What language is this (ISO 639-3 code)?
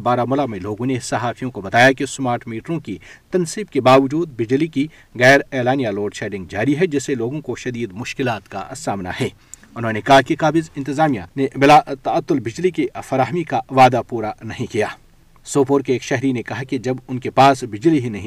urd